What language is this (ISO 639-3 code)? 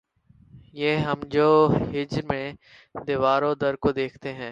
urd